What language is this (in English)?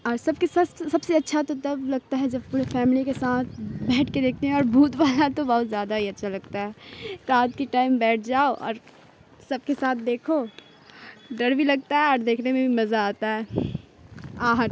Urdu